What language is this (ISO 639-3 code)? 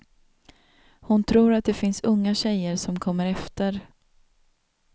swe